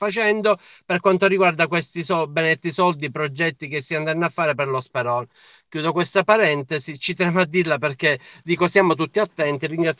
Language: Italian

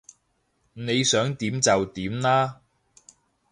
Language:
Cantonese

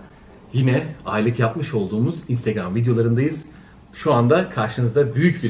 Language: Turkish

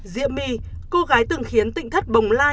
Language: Vietnamese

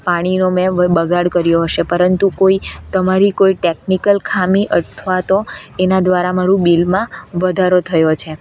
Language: Gujarati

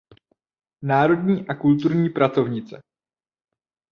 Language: Czech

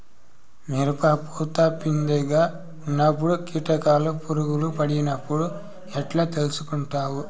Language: Telugu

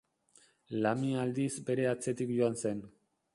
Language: Basque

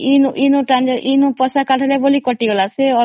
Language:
Odia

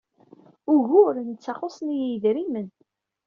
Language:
Kabyle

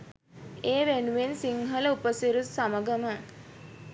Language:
Sinhala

